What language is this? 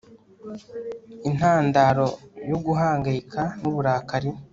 Kinyarwanda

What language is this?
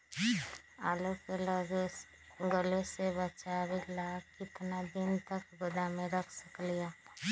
Magahi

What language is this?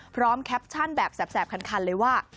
Thai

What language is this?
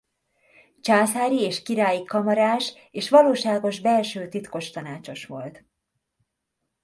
Hungarian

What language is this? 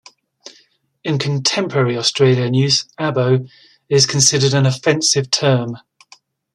English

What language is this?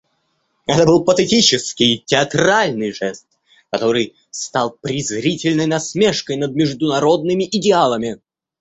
Russian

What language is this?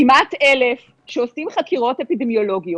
Hebrew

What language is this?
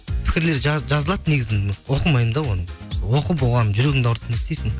Kazakh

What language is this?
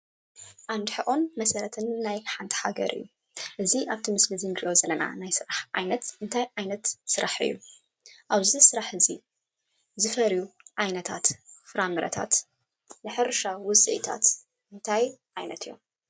Tigrinya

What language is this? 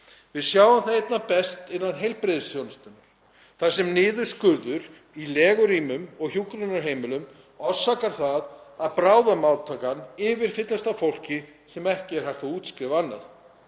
Icelandic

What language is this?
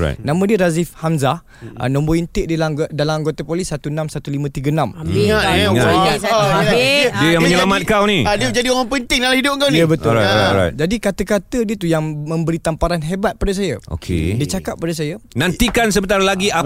Malay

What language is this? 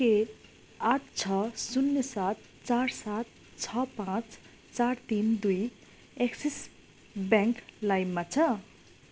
Nepali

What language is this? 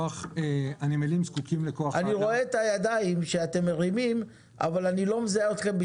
Hebrew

